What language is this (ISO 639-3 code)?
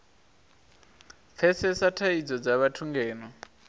ven